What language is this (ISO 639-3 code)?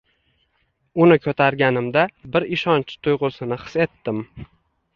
uzb